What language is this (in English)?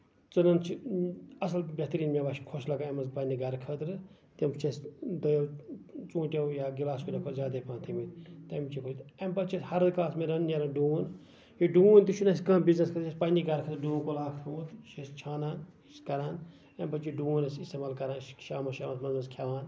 Kashmiri